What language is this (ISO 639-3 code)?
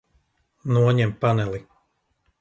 lav